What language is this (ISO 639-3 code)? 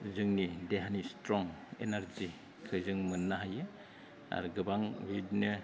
brx